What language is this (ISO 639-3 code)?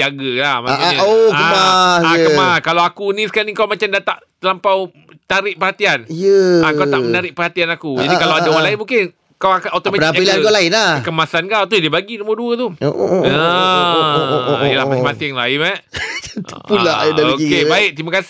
msa